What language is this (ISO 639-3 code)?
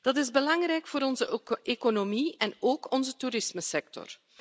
nld